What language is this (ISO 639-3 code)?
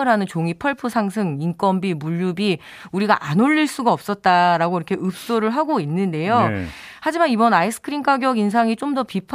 kor